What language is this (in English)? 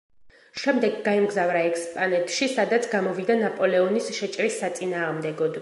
Georgian